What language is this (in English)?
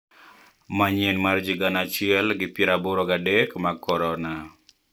Luo (Kenya and Tanzania)